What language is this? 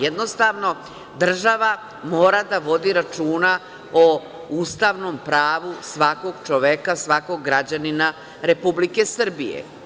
Serbian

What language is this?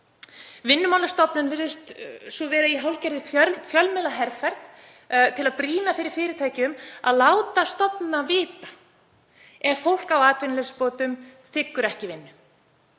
Icelandic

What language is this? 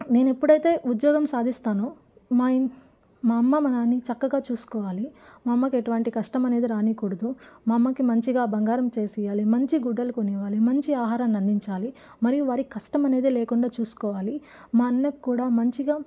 Telugu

